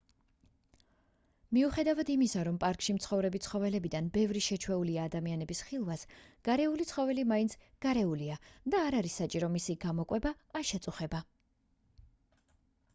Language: Georgian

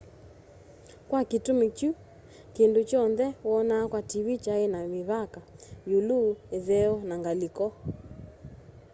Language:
Kamba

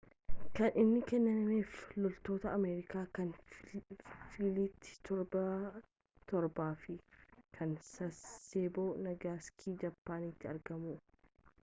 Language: Oromo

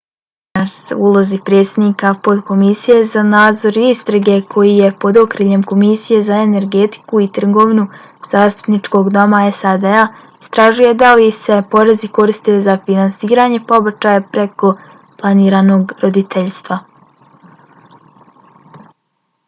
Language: Bosnian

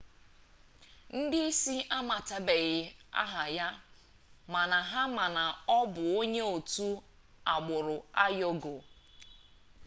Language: Igbo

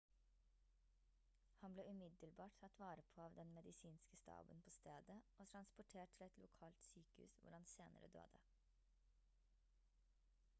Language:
Norwegian Bokmål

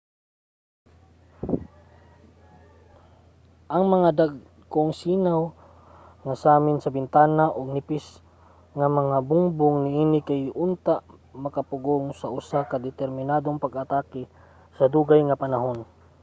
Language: Cebuano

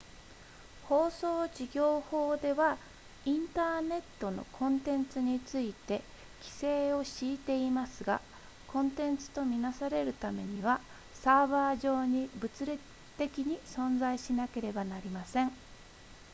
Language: Japanese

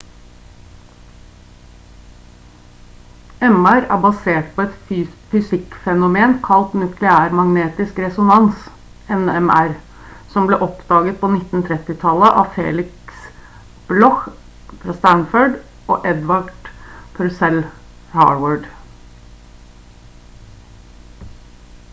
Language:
Norwegian Bokmål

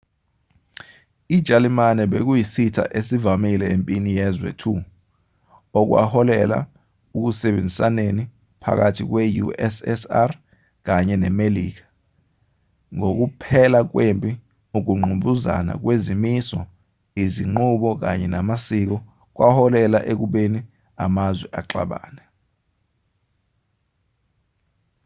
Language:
Zulu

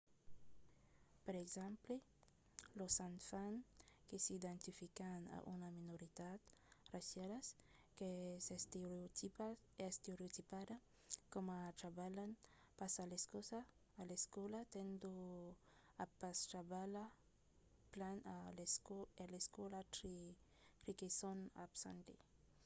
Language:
Occitan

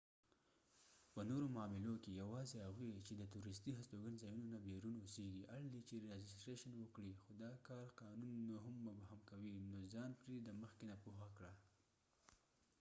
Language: Pashto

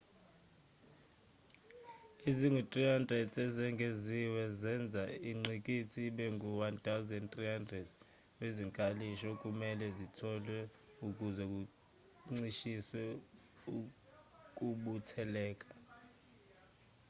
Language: Zulu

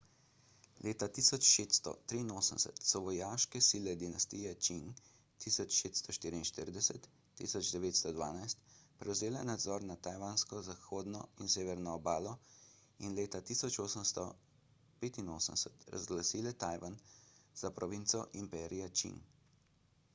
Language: Slovenian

